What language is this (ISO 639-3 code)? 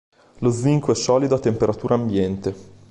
ita